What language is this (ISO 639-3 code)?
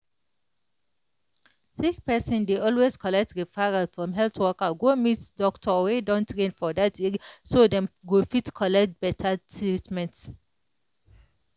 pcm